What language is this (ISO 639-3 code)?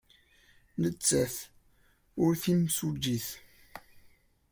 kab